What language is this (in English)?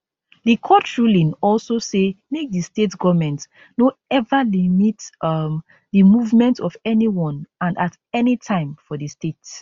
Nigerian Pidgin